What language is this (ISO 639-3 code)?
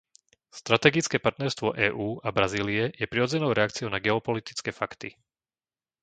slk